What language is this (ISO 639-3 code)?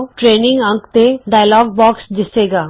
pan